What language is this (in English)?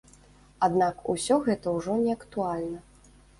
Belarusian